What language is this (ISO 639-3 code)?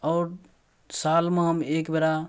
mai